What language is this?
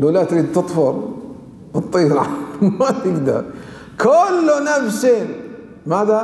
Arabic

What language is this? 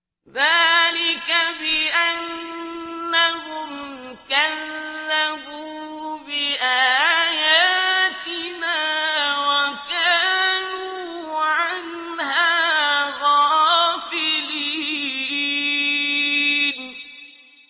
Arabic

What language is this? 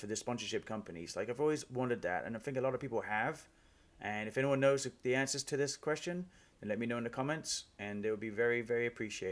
English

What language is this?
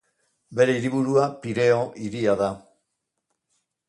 Basque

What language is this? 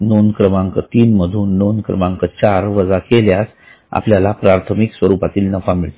Marathi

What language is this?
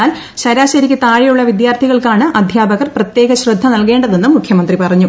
Malayalam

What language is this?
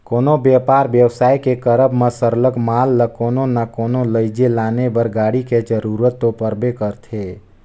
Chhattisgarhi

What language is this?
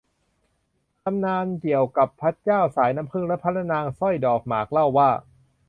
Thai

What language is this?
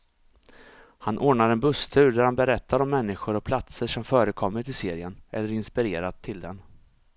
Swedish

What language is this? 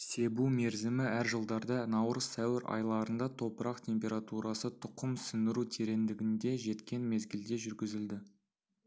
Kazakh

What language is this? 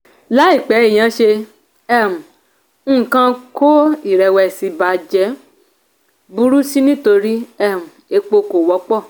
Yoruba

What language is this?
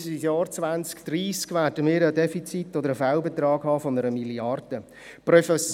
Swiss German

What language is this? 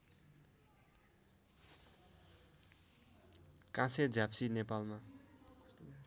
Nepali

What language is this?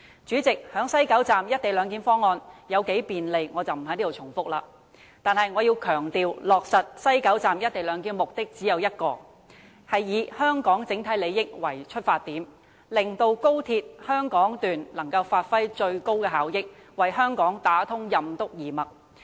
Cantonese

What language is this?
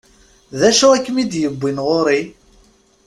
Kabyle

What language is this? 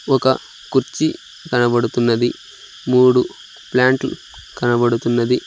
Telugu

